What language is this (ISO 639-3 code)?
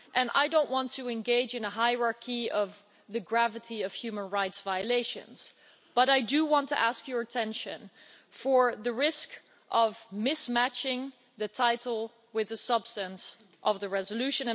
eng